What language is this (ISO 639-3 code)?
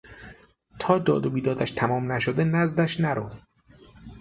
fas